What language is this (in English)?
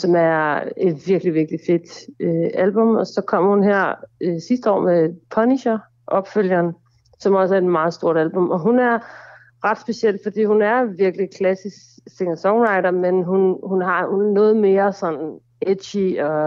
Danish